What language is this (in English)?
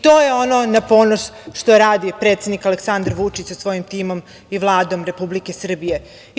Serbian